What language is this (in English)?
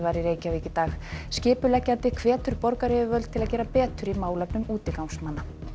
Icelandic